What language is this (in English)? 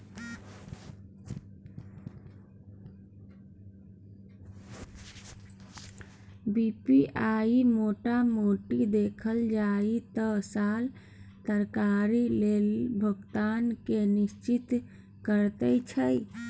Maithili